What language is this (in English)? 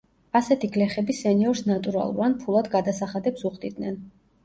Georgian